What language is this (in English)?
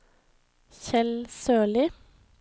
Norwegian